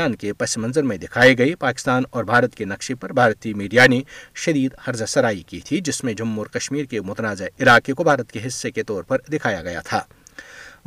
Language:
Urdu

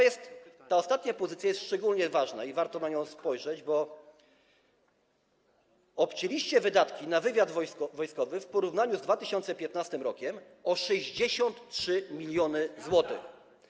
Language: Polish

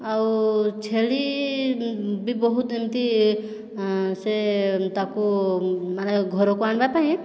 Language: Odia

